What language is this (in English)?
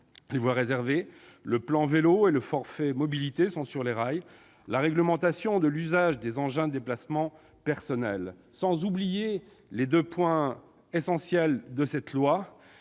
French